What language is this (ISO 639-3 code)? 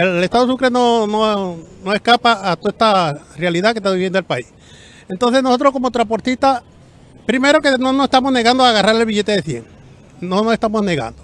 spa